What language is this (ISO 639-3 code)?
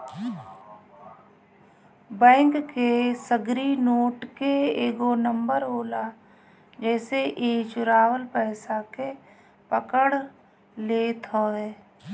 bho